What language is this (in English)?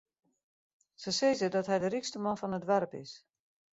Western Frisian